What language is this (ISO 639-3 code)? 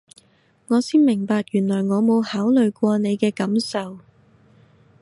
yue